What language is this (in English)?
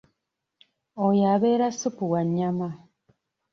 Ganda